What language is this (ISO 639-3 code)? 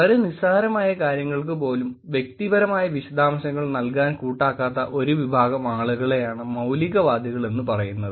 mal